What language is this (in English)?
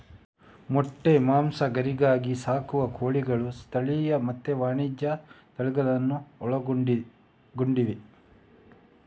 Kannada